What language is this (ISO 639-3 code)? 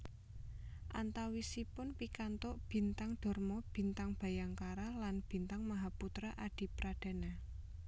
jav